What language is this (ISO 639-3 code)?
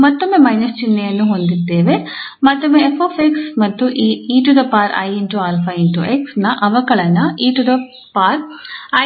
kan